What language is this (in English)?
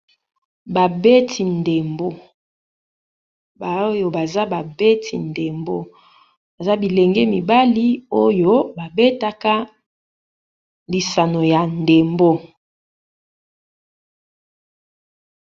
Lingala